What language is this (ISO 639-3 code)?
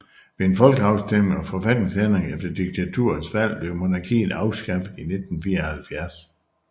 dan